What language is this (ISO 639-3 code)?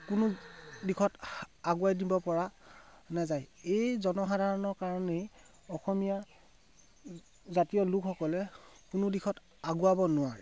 asm